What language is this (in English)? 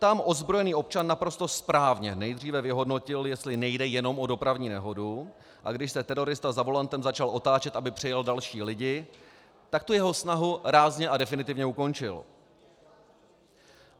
Czech